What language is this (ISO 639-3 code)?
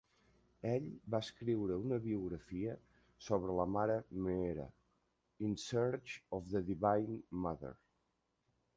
cat